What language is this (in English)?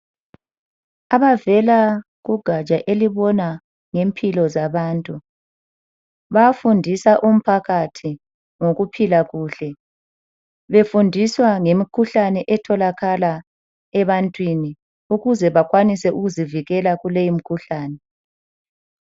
North Ndebele